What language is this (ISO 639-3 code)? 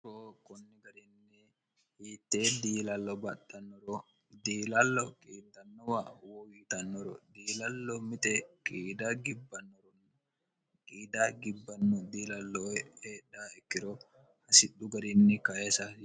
sid